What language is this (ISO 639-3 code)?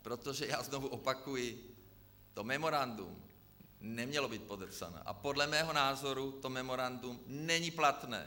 ces